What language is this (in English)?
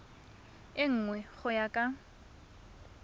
Tswana